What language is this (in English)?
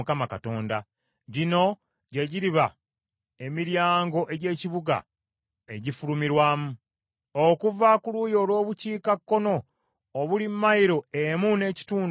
Ganda